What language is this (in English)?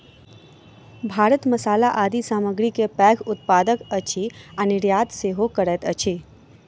Maithili